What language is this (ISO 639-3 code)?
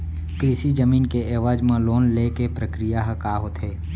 hne